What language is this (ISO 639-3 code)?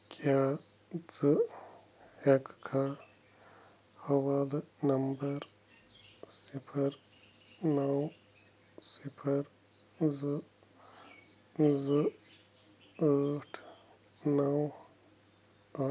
kas